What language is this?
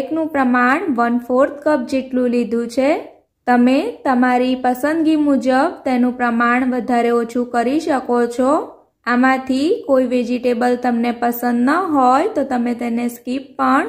Hindi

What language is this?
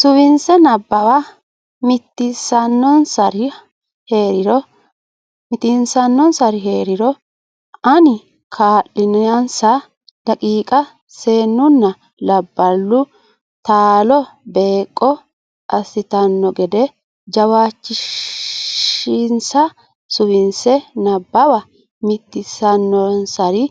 Sidamo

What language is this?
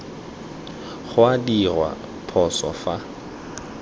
Tswana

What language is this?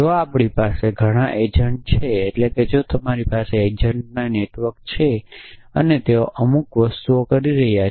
Gujarati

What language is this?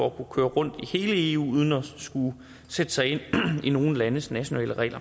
Danish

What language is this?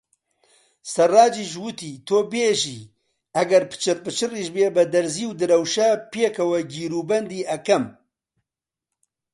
Central Kurdish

